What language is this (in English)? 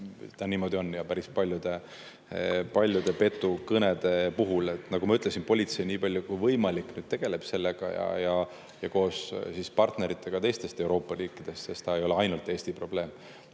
Estonian